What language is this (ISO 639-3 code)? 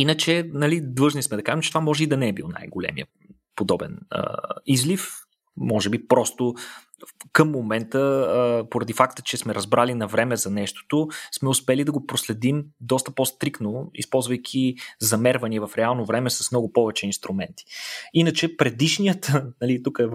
bul